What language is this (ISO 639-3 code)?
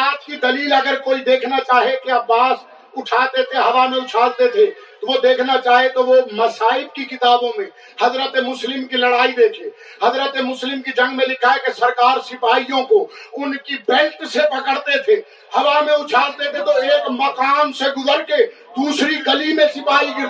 urd